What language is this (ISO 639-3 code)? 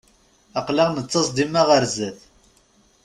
kab